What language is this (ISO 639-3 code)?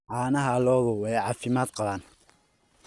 som